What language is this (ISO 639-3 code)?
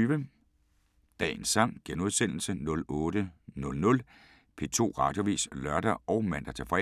dan